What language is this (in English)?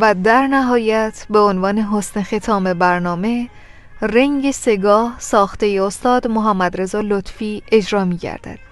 Persian